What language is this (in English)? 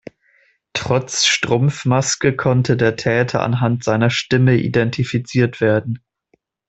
German